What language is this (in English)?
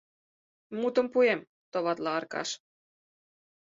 Mari